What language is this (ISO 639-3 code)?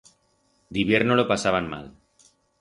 arg